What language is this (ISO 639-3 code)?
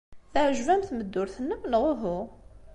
kab